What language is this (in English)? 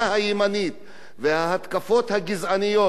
Hebrew